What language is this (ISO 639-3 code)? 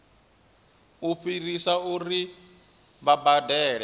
ven